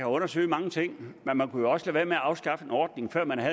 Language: Danish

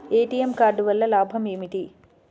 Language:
Telugu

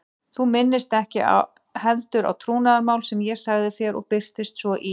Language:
Icelandic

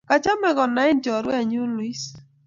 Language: Kalenjin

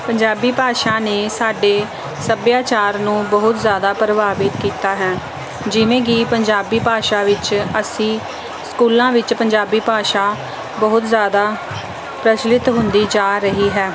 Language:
Punjabi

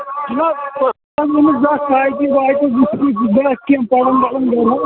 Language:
Kashmiri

